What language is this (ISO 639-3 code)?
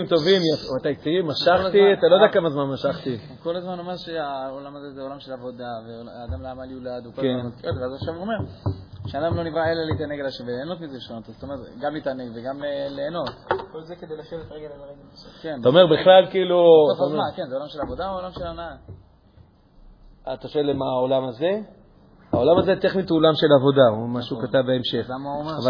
heb